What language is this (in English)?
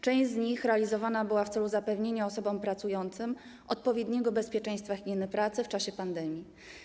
Polish